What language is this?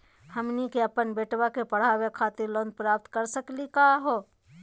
Magahi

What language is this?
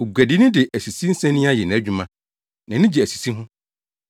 Akan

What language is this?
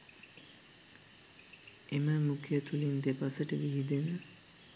Sinhala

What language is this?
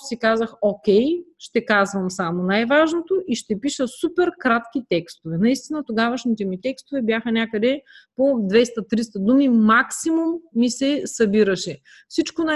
Bulgarian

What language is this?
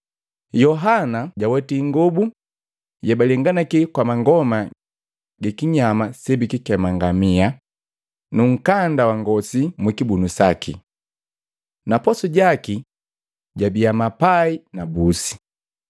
Matengo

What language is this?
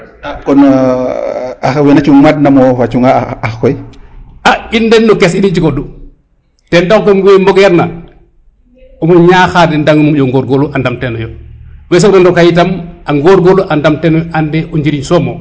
Serer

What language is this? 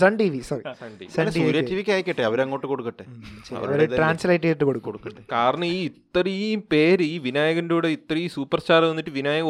Malayalam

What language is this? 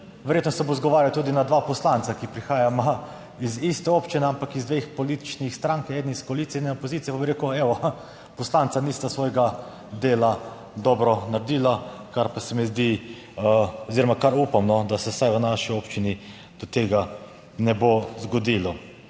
Slovenian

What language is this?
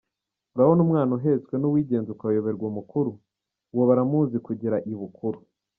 Kinyarwanda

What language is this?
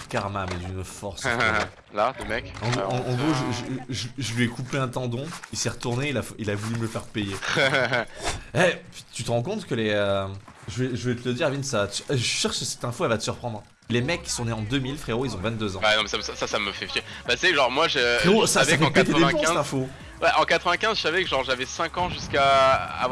French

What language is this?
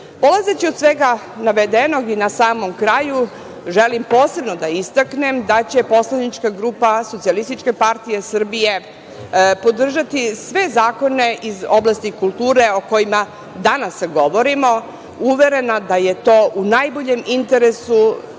Serbian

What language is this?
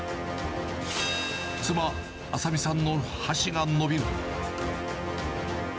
Japanese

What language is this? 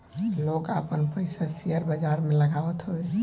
Bhojpuri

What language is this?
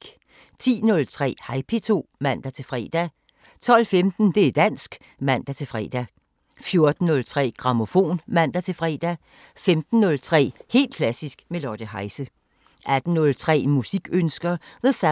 Danish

